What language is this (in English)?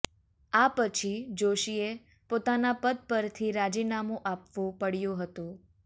Gujarati